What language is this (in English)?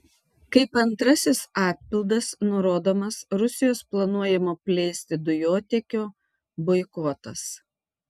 Lithuanian